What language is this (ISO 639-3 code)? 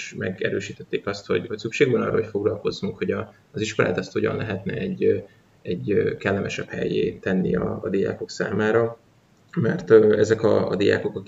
hun